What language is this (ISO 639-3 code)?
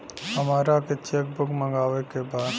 bho